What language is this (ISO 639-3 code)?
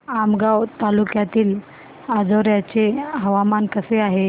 mar